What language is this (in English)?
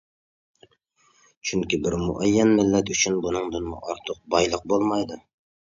Uyghur